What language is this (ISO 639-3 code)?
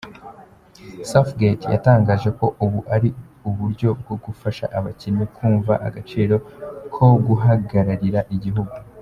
kin